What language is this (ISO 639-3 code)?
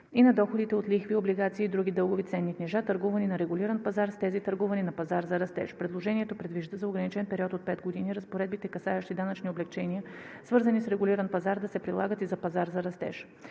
bul